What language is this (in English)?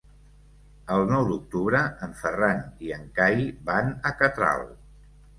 Catalan